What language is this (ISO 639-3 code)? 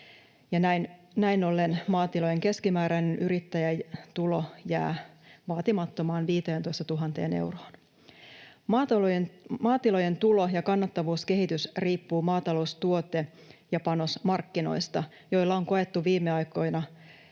fin